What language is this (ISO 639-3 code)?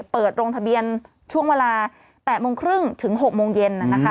tha